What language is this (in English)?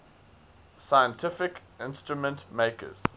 English